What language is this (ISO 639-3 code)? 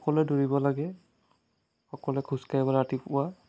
asm